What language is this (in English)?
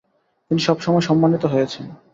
Bangla